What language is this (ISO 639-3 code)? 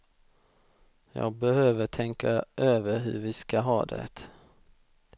swe